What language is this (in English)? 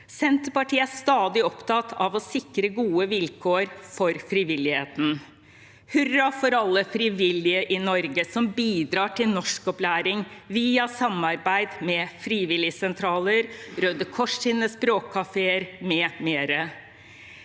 Norwegian